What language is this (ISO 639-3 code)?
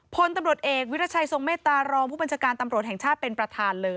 tha